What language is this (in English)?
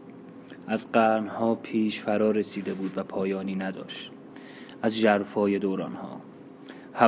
Persian